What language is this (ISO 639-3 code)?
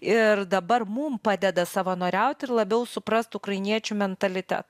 lit